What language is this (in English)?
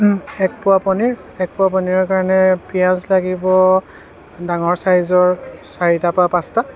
Assamese